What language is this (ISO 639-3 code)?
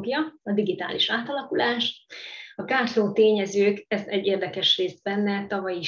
hun